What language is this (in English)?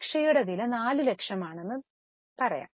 Malayalam